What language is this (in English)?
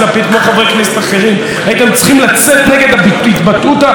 Hebrew